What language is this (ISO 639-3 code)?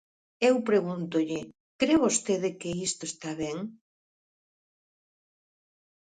glg